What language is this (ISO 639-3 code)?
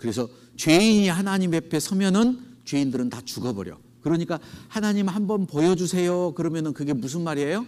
kor